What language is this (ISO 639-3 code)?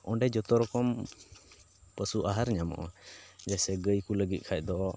sat